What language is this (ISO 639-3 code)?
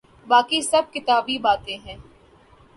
urd